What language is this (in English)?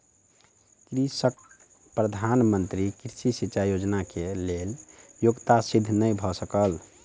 Maithili